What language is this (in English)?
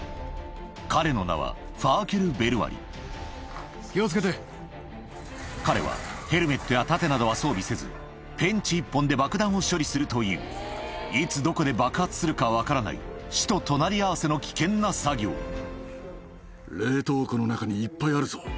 Japanese